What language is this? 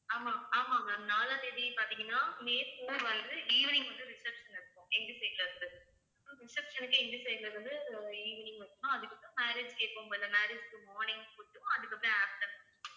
Tamil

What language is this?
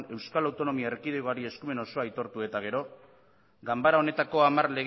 Basque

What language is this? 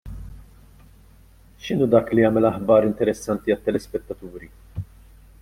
Maltese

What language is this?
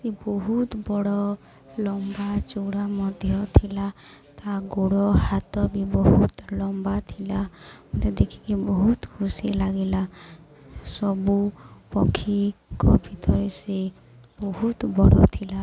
Odia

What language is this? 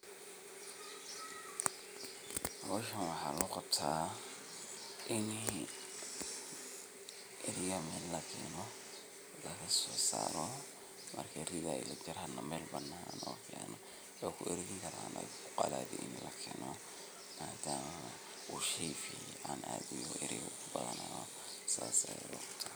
Somali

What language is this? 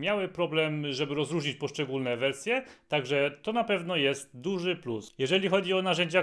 Polish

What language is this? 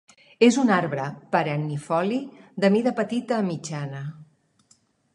Catalan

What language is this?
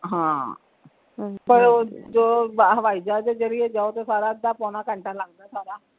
Punjabi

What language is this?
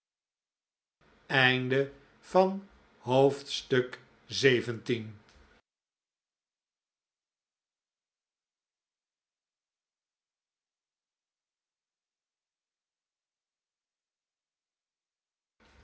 Dutch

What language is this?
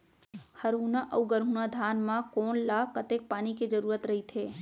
Chhattisgarhi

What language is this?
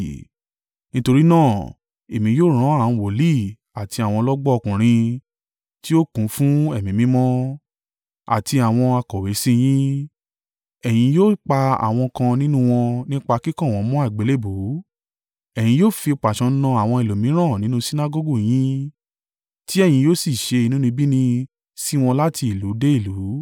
Yoruba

